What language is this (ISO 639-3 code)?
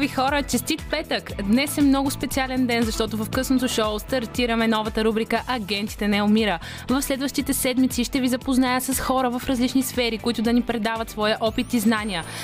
bul